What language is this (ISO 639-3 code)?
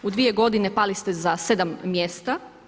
hrv